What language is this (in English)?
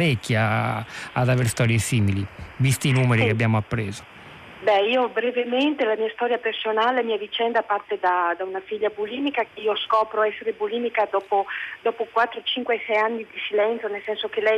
Italian